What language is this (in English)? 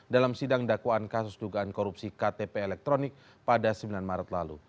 Indonesian